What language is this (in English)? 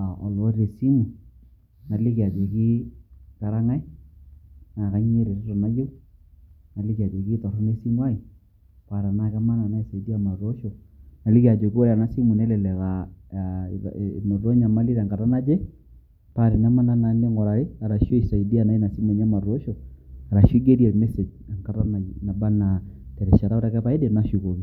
Masai